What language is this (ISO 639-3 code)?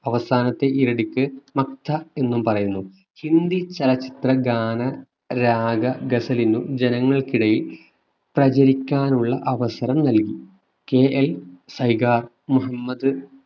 mal